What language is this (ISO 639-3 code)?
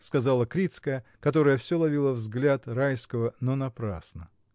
rus